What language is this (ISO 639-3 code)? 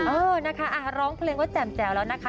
tha